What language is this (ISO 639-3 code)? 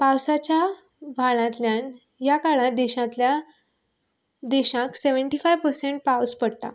kok